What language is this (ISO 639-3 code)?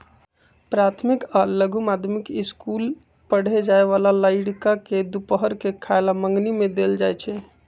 mag